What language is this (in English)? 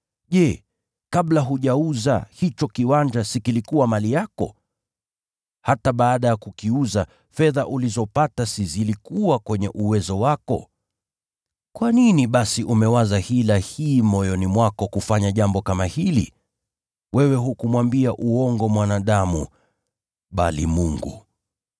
Swahili